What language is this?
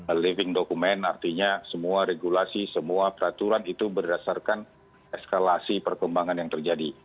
Indonesian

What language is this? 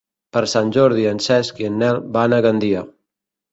Catalan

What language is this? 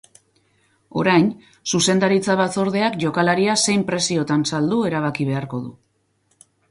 Basque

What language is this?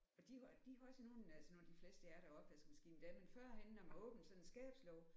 Danish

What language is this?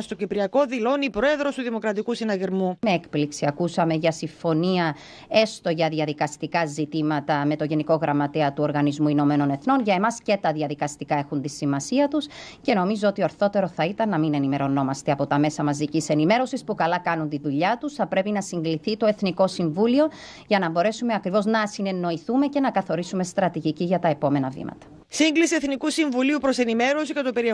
Greek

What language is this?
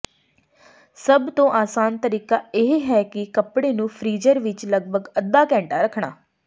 Punjabi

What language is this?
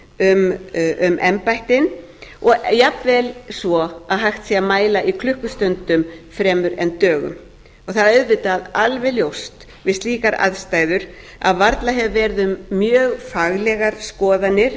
Icelandic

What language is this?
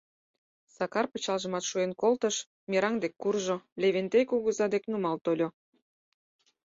Mari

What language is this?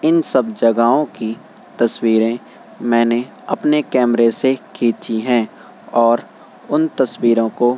Urdu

